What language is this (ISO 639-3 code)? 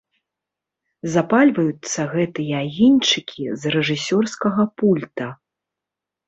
bel